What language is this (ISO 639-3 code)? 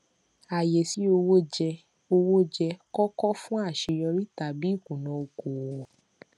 yor